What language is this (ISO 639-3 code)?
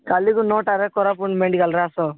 ori